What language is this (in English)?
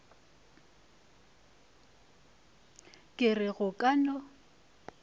Northern Sotho